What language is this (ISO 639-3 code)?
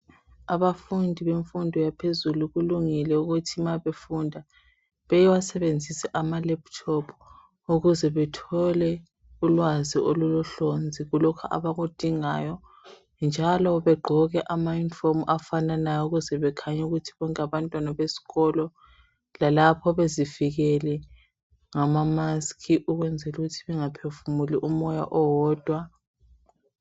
nde